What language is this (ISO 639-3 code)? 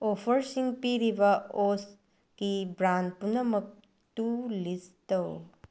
mni